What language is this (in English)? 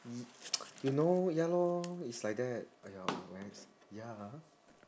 English